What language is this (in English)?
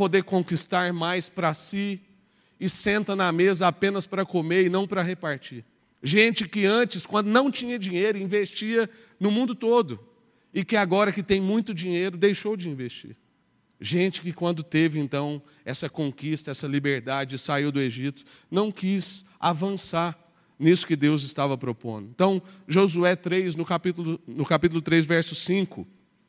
Portuguese